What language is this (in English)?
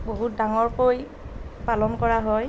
Assamese